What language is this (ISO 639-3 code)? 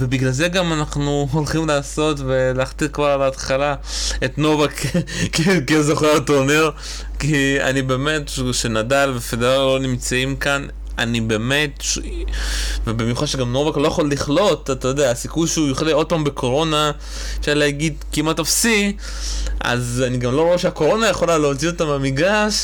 heb